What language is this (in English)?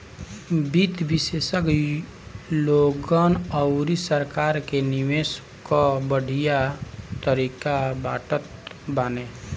Bhojpuri